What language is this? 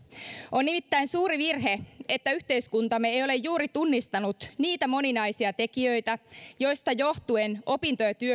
Finnish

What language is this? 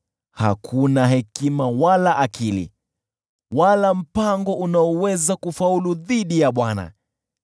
Swahili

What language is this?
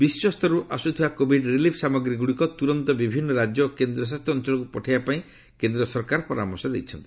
Odia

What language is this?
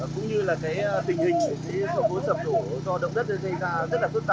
Vietnamese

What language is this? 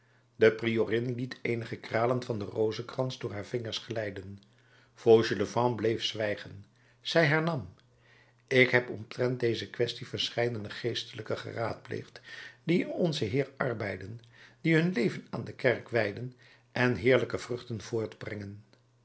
Dutch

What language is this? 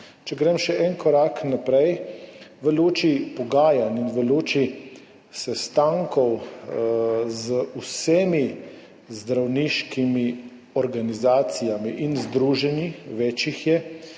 Slovenian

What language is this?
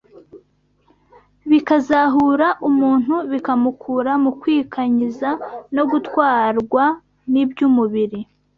Kinyarwanda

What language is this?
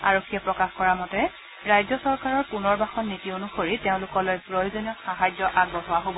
Assamese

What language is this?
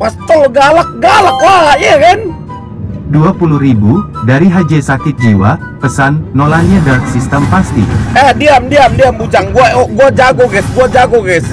Indonesian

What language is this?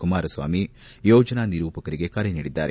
Kannada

